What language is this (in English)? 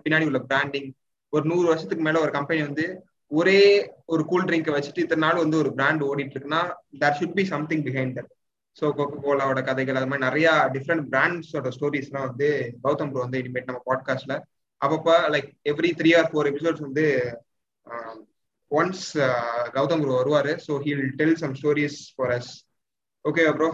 Tamil